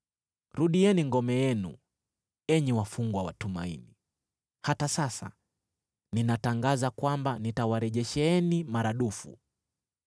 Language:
Swahili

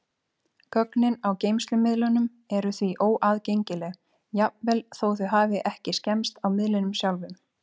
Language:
Icelandic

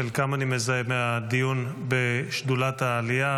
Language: Hebrew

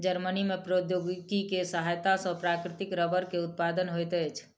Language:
Maithili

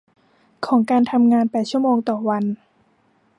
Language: Thai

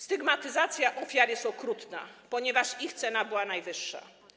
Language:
Polish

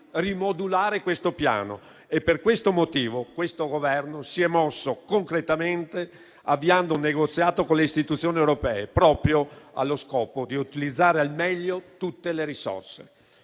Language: Italian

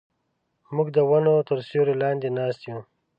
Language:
Pashto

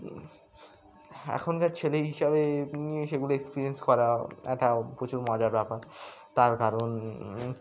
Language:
Bangla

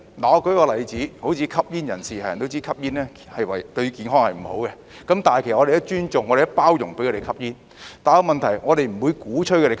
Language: Cantonese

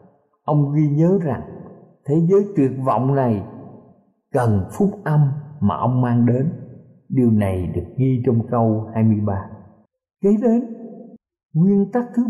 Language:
Vietnamese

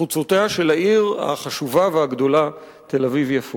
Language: Hebrew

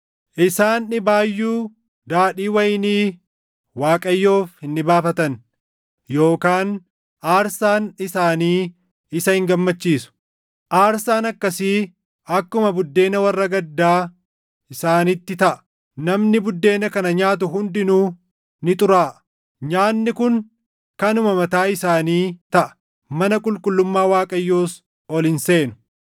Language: Oromo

